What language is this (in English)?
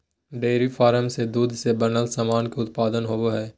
Magahi